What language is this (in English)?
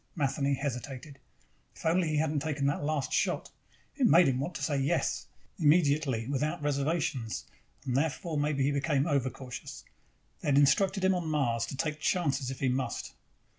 English